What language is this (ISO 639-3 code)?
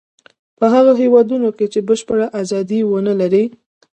pus